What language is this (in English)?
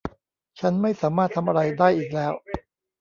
Thai